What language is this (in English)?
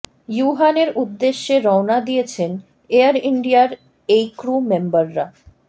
Bangla